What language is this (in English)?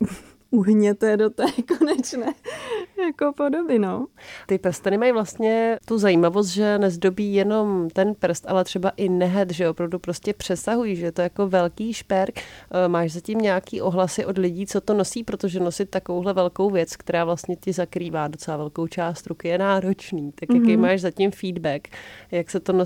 Czech